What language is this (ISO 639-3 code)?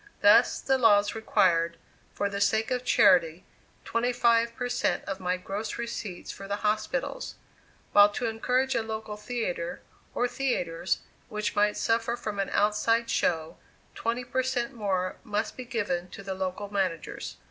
eng